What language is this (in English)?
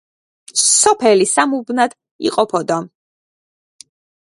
Georgian